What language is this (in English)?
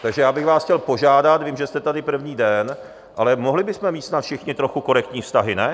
Czech